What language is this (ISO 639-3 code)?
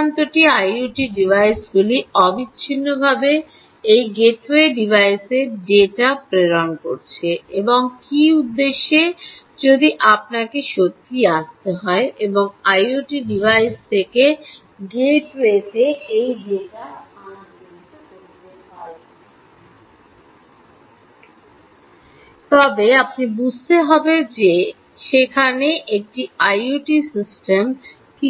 ben